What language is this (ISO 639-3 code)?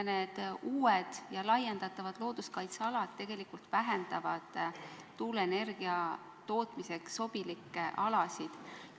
est